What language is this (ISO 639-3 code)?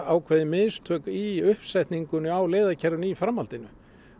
isl